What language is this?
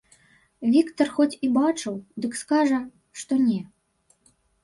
Belarusian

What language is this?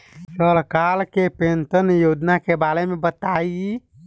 Bhojpuri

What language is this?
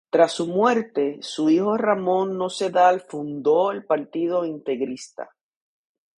Spanish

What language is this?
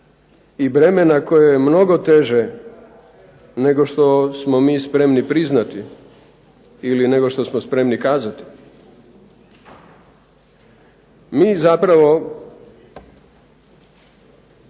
Croatian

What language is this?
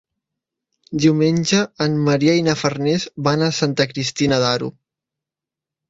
Catalan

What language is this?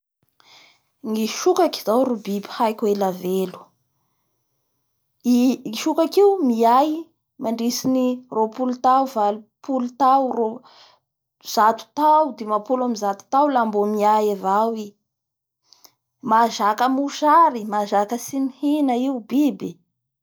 Bara Malagasy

